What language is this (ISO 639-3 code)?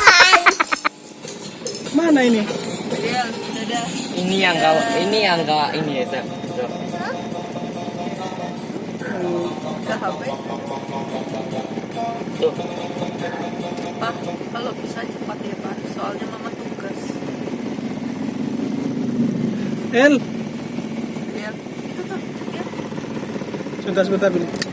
ind